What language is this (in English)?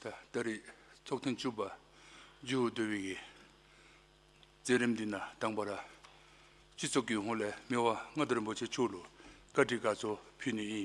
Korean